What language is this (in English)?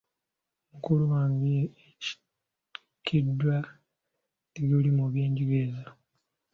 Ganda